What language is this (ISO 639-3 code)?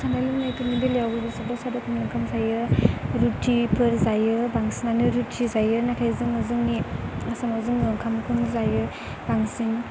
brx